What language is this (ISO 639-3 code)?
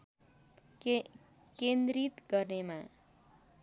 nep